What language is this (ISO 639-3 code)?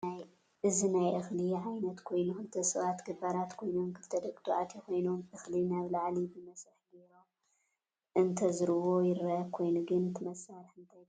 tir